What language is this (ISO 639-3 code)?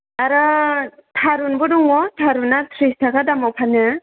brx